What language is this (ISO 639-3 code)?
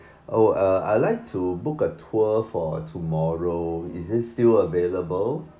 eng